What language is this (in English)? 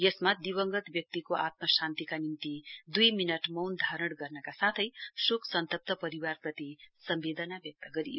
Nepali